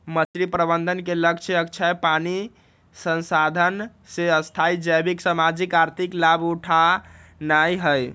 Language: Magahi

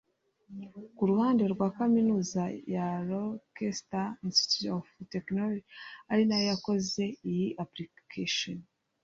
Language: Kinyarwanda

